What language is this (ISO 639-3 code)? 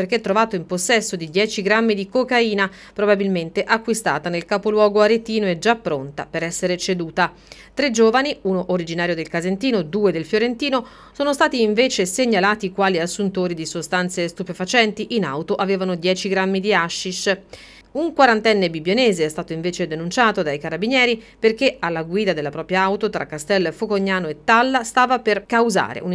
ita